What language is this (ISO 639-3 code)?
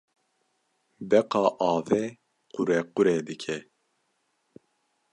kur